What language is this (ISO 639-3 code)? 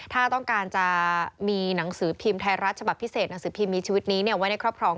tha